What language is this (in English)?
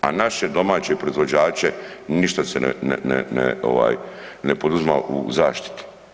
Croatian